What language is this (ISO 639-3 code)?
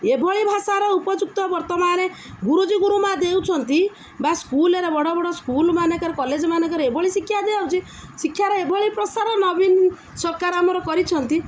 ori